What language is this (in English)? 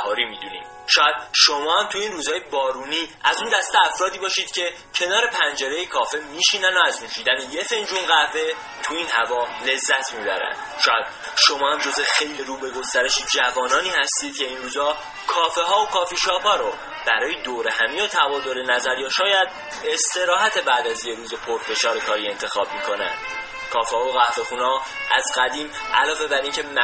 Persian